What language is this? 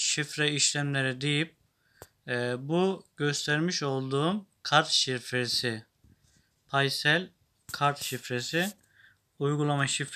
Turkish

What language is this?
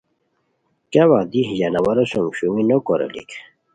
Khowar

